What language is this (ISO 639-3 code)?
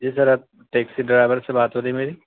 urd